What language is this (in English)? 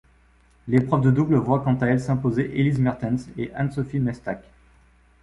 French